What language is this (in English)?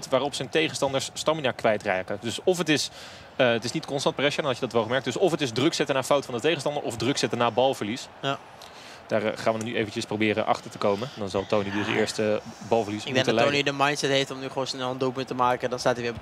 Dutch